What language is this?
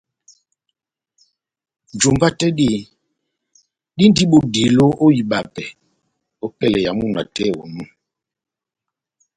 Batanga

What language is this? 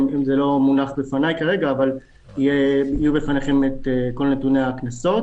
Hebrew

